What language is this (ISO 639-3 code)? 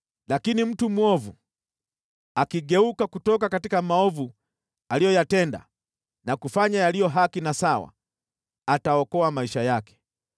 swa